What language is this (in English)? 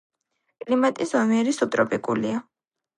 Georgian